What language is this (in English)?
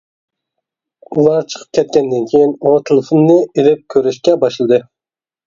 Uyghur